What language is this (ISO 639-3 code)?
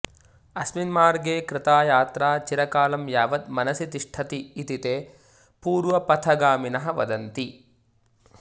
san